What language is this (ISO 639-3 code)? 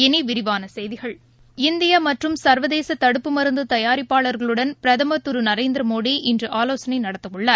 tam